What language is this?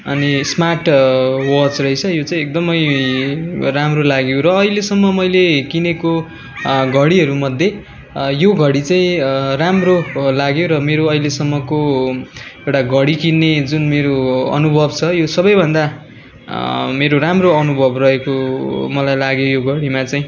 Nepali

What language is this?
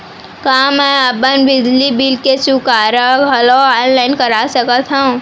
Chhattisgarhi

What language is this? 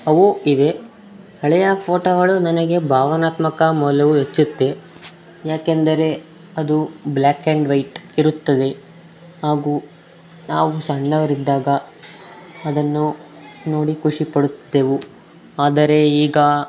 Kannada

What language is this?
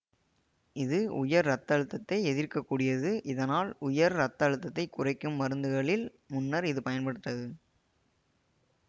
Tamil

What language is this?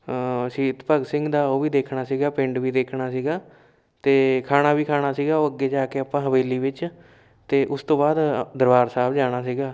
Punjabi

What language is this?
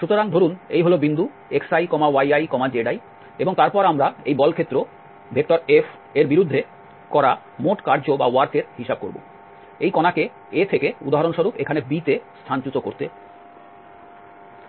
Bangla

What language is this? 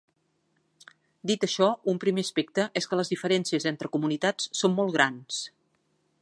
Catalan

